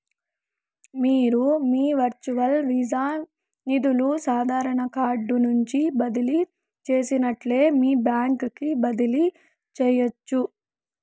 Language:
Telugu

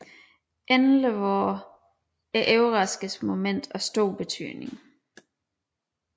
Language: Danish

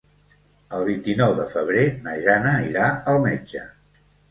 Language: Catalan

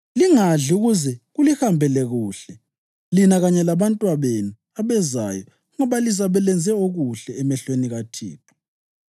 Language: North Ndebele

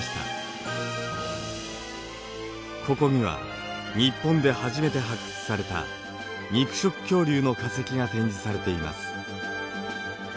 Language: Japanese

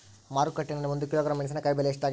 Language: Kannada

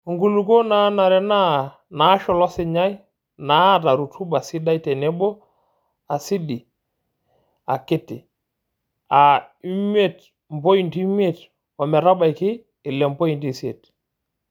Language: Masai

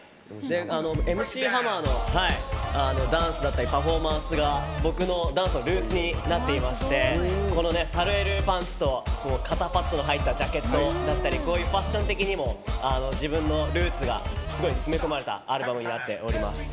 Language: Japanese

